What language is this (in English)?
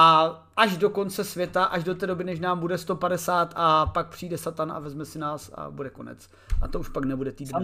Czech